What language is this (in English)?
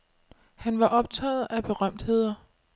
Danish